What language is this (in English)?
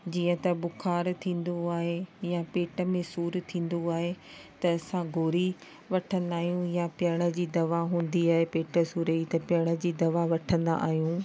Sindhi